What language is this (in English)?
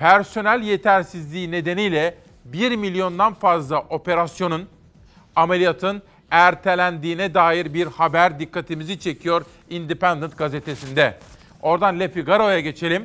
Turkish